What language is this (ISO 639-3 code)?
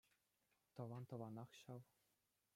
chv